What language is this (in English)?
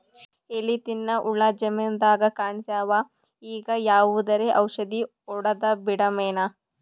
Kannada